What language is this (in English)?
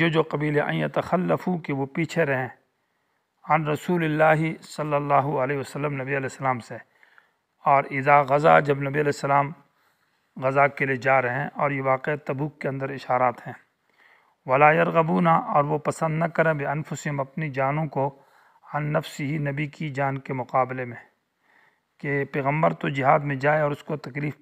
Arabic